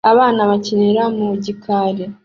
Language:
Kinyarwanda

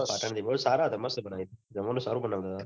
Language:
Gujarati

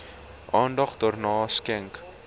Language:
Afrikaans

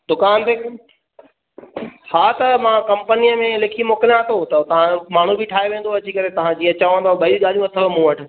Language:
Sindhi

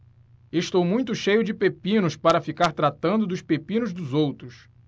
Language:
Portuguese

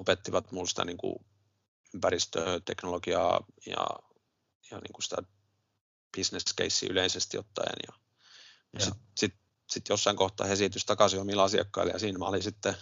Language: Finnish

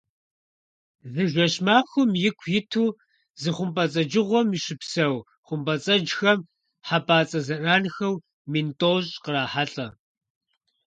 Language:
Kabardian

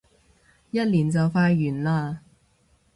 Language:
Cantonese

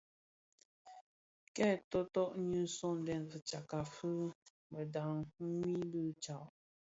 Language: Bafia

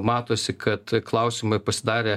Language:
Lithuanian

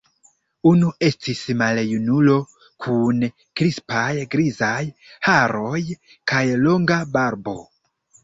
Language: Esperanto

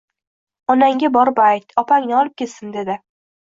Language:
Uzbek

